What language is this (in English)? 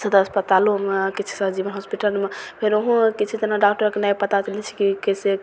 Maithili